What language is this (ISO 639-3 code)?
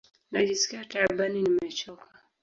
swa